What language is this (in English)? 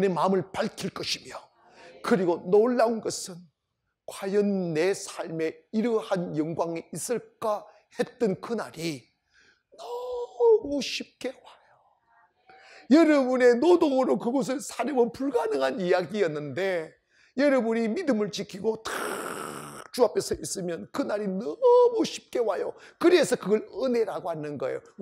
Korean